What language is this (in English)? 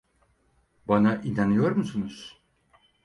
Turkish